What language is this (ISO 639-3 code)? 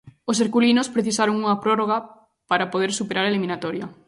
glg